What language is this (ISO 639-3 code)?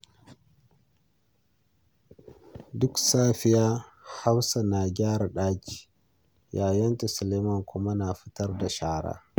hau